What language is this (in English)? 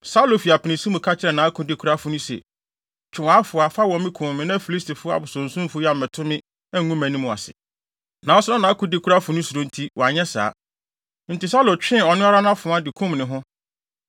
Akan